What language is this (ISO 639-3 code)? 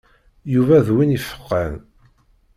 kab